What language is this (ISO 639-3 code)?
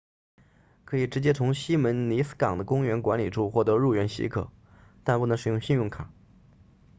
zho